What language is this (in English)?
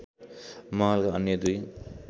Nepali